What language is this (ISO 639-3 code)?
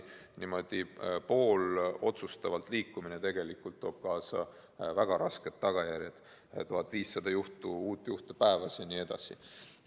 est